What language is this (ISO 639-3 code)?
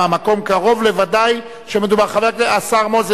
heb